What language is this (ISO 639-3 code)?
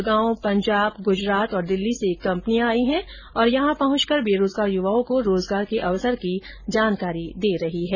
hin